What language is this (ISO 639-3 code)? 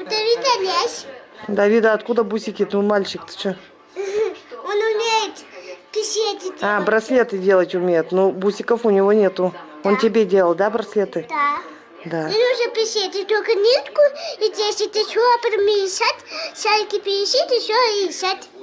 rus